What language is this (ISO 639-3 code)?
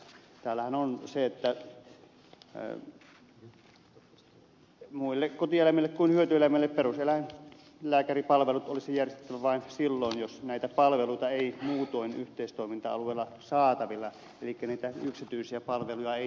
fin